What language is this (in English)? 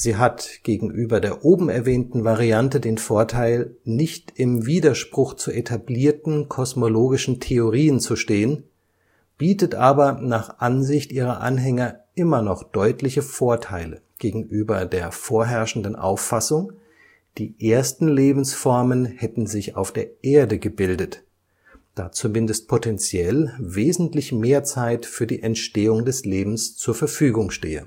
German